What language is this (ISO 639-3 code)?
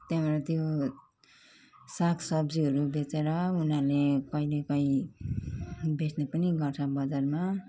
nep